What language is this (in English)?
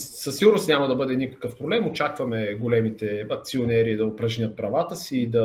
Bulgarian